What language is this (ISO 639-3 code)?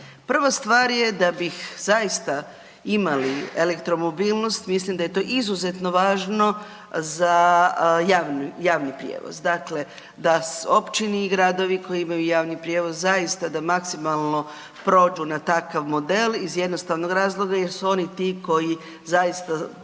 hrv